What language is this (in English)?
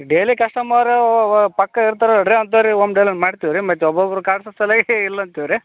Kannada